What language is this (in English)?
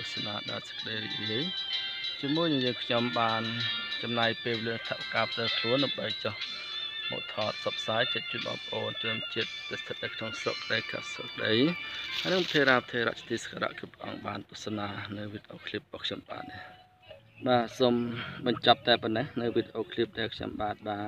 Thai